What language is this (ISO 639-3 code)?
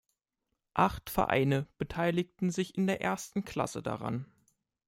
deu